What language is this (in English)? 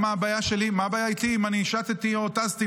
Hebrew